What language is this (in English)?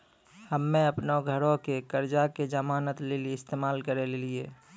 Maithili